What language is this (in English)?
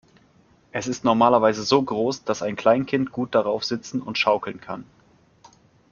German